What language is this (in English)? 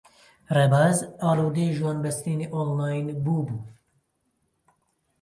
Central Kurdish